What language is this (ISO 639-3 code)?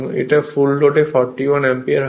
ben